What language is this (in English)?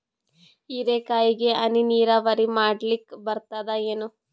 Kannada